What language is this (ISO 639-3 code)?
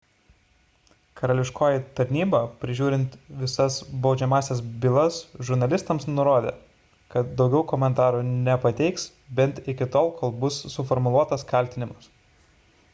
lit